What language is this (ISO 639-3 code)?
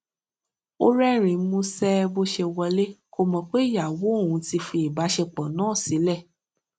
yor